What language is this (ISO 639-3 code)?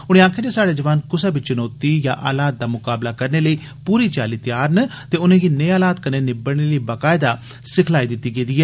doi